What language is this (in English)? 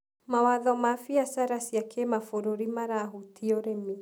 Kikuyu